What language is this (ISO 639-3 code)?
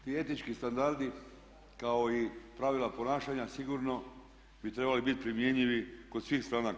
hrv